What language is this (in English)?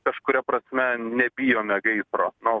Lithuanian